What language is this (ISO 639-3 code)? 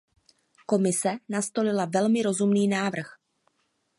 ces